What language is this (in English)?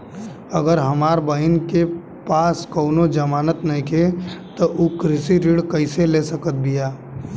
Bhojpuri